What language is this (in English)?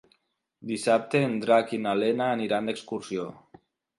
Catalan